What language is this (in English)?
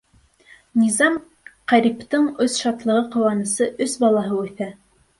Bashkir